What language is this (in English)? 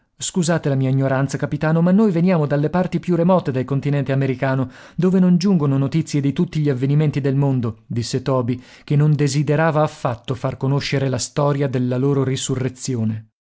Italian